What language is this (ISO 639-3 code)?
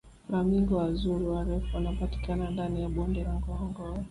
swa